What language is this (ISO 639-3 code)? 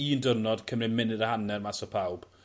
cym